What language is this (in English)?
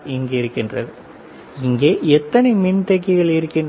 Tamil